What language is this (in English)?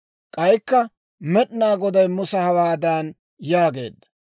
Dawro